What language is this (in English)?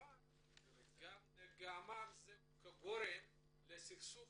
Hebrew